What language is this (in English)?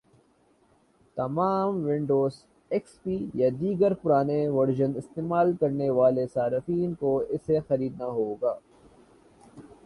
Urdu